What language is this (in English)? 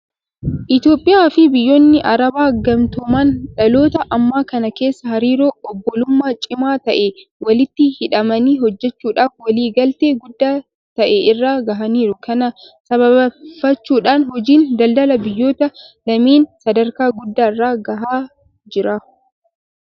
Oromo